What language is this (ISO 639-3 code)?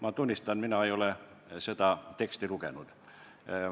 est